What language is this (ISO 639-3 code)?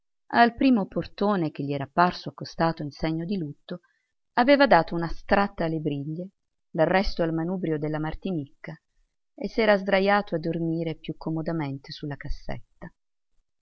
ita